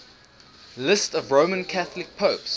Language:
English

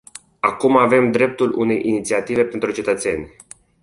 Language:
Romanian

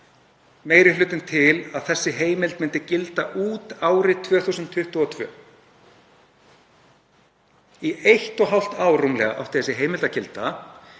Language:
Icelandic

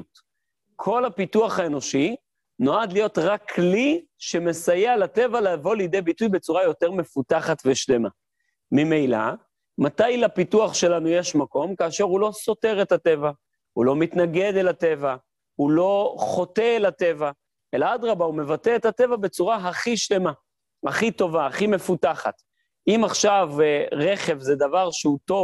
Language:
Hebrew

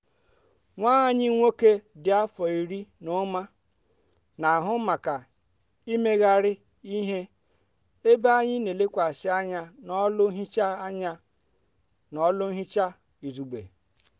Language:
Igbo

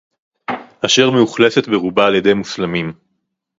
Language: Hebrew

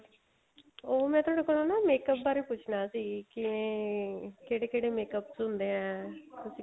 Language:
Punjabi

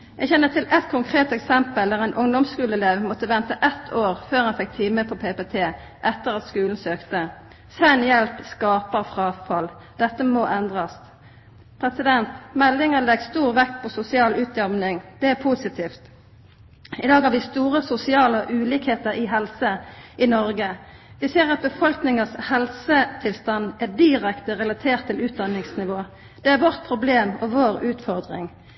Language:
Norwegian Nynorsk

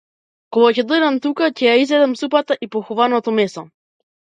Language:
Macedonian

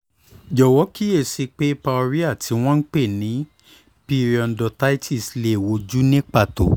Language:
Yoruba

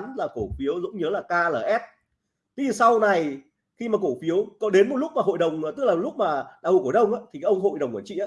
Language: Vietnamese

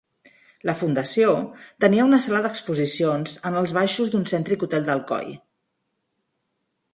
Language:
Catalan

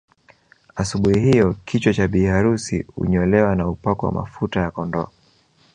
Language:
Swahili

